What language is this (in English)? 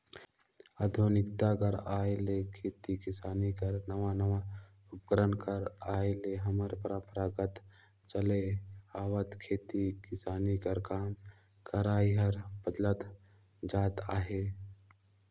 Chhattisgarhi